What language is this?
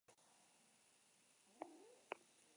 Basque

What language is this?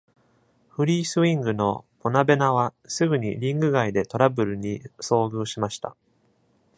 Japanese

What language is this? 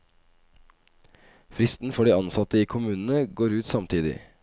Norwegian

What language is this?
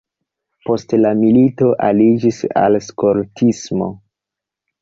Esperanto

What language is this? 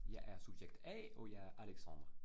Danish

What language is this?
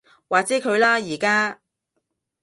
Cantonese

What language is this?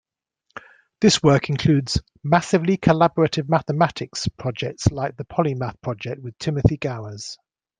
English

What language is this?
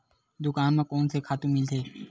Chhattisgarhi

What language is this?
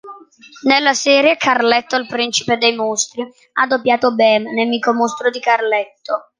Italian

